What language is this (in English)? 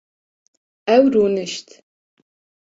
Kurdish